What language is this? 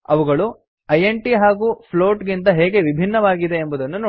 Kannada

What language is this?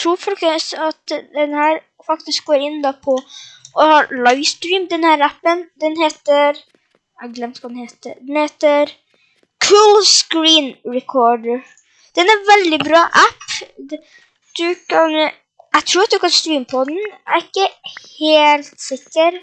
Norwegian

